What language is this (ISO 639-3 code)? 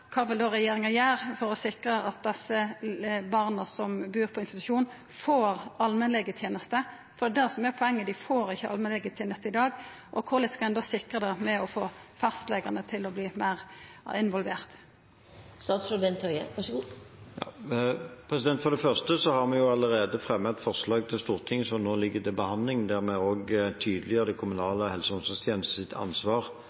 nor